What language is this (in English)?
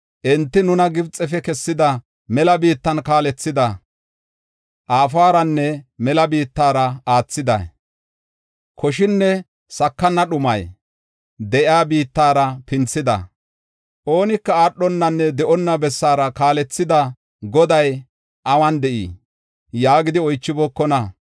Gofa